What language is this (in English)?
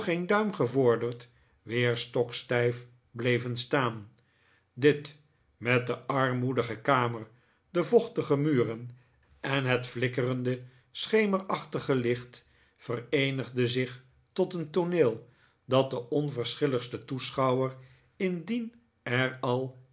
Dutch